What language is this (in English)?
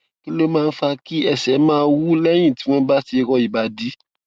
Yoruba